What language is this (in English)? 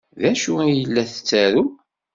Kabyle